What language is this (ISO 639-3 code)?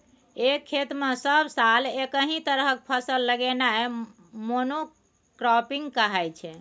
mai